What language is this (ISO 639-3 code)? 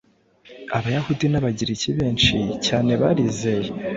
kin